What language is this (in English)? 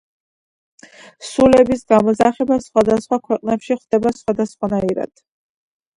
Georgian